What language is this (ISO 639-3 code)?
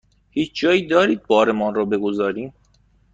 fas